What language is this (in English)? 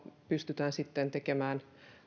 Finnish